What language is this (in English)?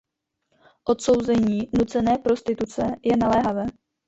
Czech